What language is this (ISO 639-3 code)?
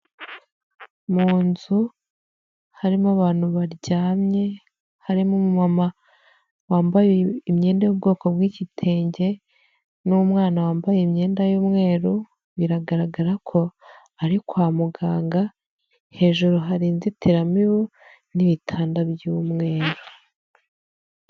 kin